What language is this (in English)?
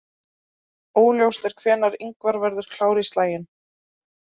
Icelandic